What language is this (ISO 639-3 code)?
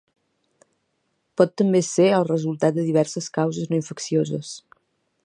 cat